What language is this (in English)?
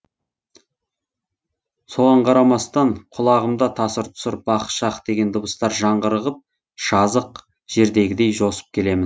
Kazakh